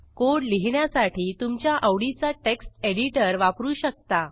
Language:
Marathi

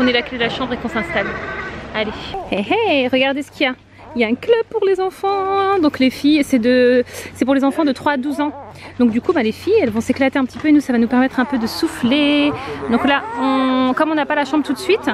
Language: French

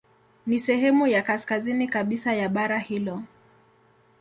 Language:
Swahili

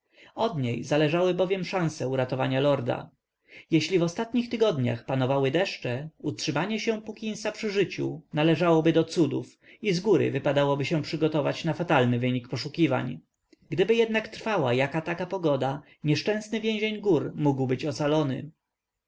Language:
Polish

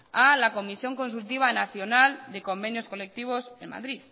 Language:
Spanish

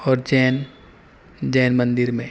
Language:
Urdu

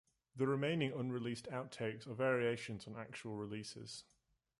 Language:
English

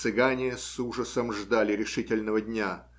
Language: Russian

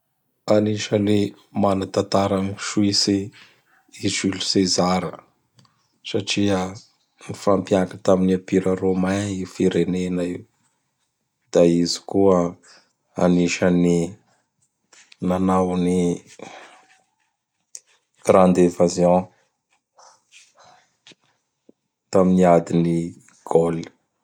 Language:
Bara Malagasy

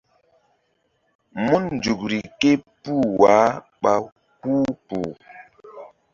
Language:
Mbum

